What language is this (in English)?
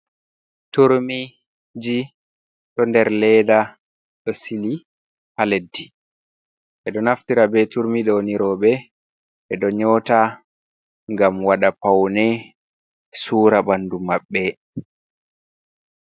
Fula